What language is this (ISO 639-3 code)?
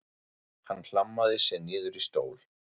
isl